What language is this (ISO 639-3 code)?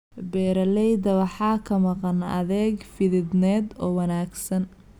som